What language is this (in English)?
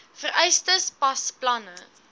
Afrikaans